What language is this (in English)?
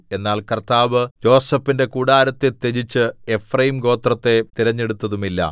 Malayalam